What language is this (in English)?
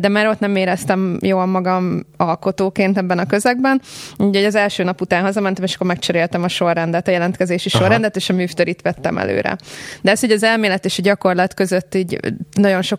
Hungarian